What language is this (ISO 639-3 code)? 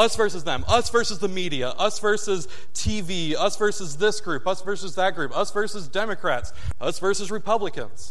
eng